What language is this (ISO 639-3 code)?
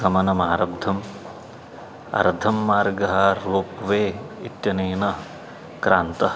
san